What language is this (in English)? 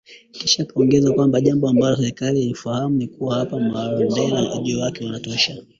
Swahili